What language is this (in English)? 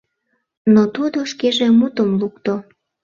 Mari